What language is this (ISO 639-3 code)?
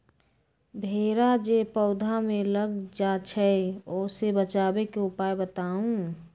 mag